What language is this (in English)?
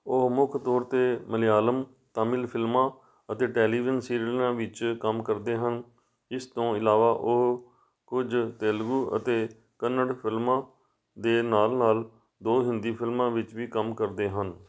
Punjabi